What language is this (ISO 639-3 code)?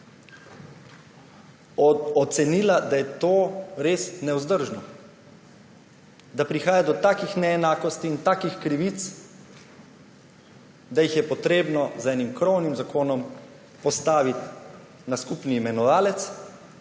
slv